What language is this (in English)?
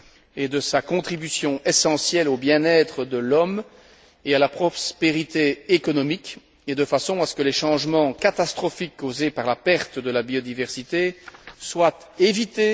French